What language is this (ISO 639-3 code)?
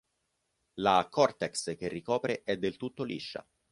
ita